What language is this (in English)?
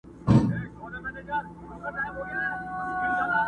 Pashto